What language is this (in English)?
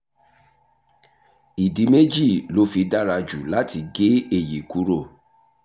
Yoruba